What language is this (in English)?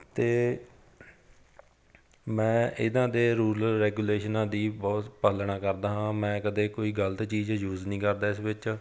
Punjabi